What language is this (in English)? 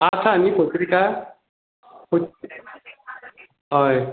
Konkani